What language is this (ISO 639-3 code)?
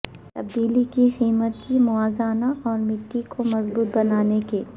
urd